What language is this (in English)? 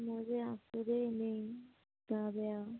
Assamese